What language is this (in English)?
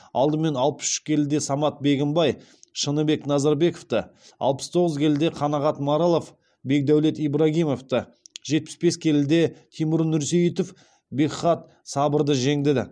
Kazakh